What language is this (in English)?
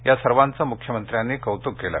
Marathi